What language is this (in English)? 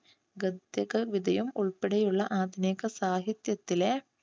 Malayalam